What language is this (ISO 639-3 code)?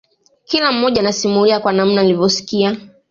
swa